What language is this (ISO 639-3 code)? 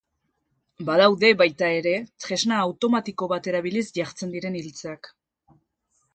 eus